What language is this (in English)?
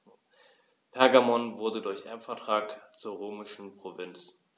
German